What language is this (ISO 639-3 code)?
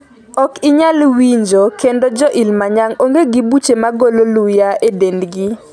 luo